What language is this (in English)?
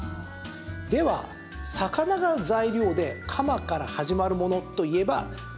Japanese